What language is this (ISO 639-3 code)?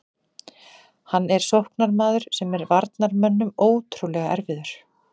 isl